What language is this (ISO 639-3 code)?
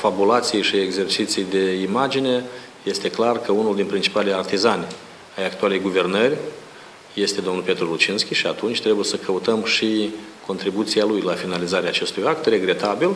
ron